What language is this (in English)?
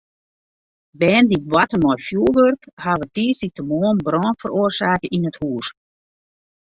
Western Frisian